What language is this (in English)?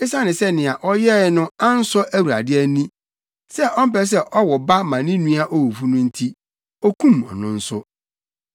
Akan